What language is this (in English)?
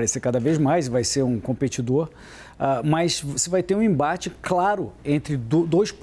Portuguese